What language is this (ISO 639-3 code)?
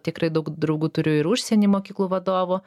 lit